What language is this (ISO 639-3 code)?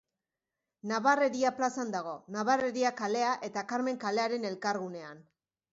eus